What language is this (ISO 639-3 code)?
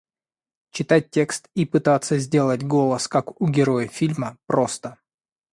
rus